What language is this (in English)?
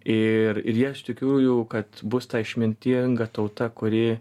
Lithuanian